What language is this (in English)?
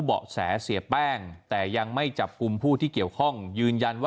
Thai